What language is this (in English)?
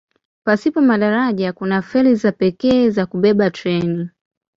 Swahili